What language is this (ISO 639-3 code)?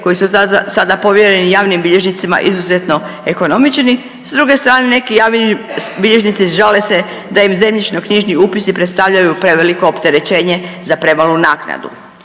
hrv